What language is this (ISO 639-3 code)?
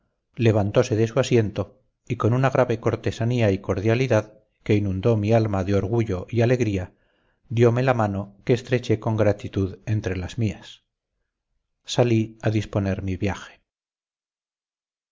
spa